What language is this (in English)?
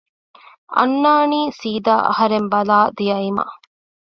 Divehi